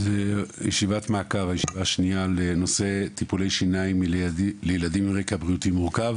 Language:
Hebrew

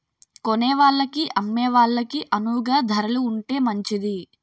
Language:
Telugu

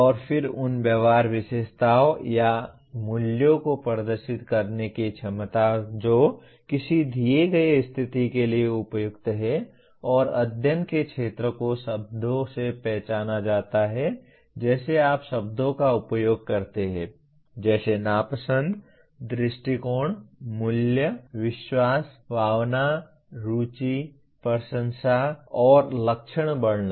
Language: Hindi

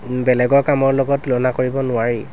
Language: Assamese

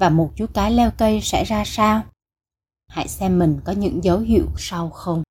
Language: Vietnamese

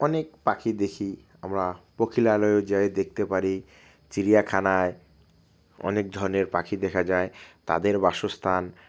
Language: Bangla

